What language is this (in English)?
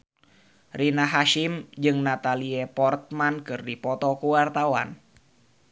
Sundanese